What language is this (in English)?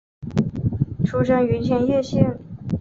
Chinese